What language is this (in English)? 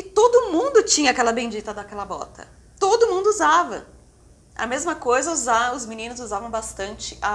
Portuguese